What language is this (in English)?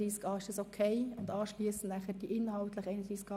Swiss German